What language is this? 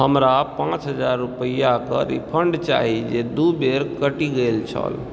Maithili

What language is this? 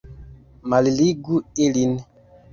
Esperanto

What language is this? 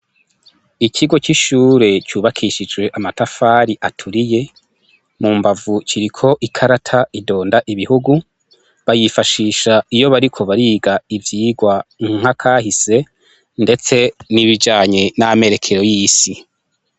Rundi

